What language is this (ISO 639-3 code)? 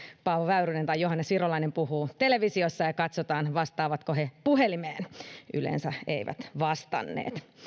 fin